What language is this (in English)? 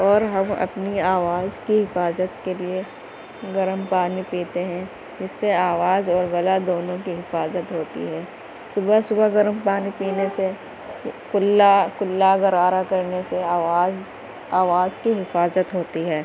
Urdu